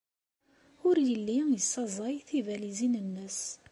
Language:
Kabyle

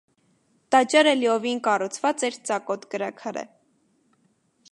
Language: Armenian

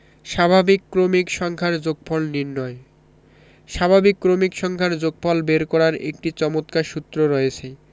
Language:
Bangla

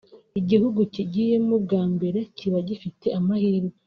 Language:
Kinyarwanda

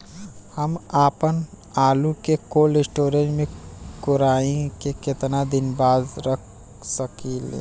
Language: Bhojpuri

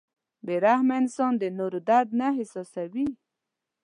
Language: Pashto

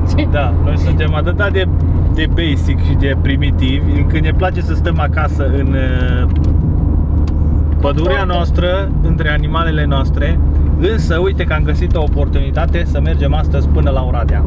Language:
Romanian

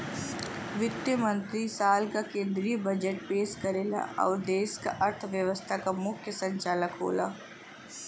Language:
Bhojpuri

